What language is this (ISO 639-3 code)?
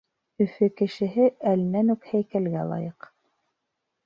bak